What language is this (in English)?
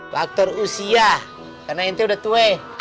Indonesian